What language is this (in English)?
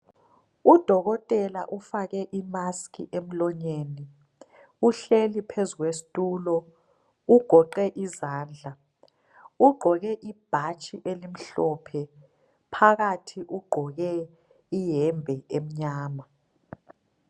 North Ndebele